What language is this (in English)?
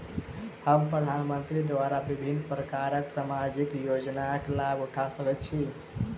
Maithili